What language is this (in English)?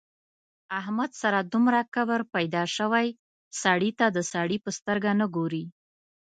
Pashto